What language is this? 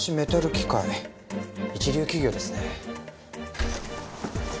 Japanese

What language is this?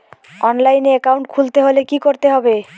Bangla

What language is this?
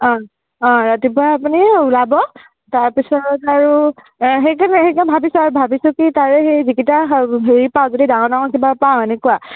Assamese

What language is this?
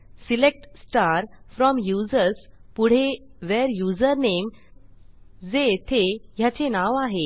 Marathi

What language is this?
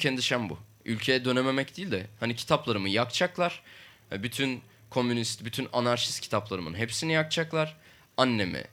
Turkish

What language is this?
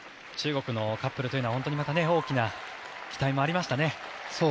Japanese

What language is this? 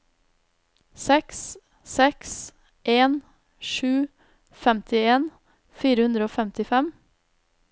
Norwegian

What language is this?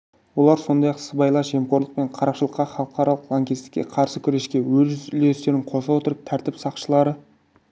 Kazakh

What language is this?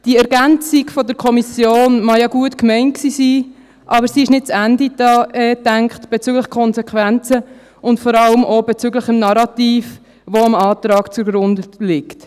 Swiss German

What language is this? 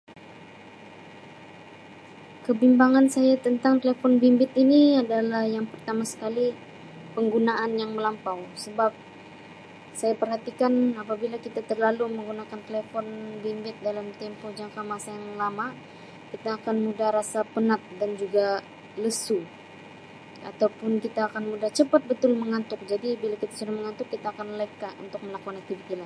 Sabah Malay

